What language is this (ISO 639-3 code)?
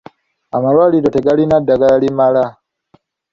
lug